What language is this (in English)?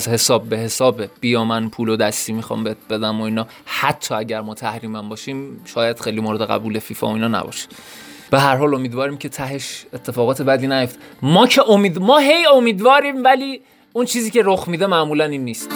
Persian